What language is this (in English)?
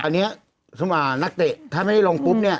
Thai